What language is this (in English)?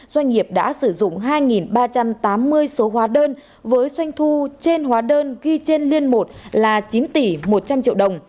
Vietnamese